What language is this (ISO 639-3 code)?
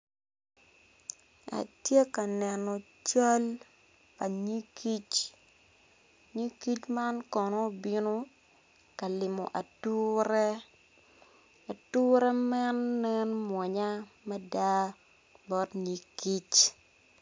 ach